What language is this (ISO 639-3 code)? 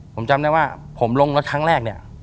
tha